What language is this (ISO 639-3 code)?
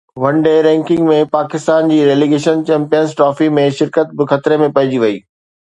snd